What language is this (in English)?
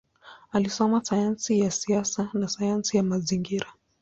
Swahili